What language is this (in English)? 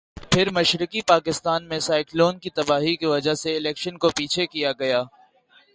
Urdu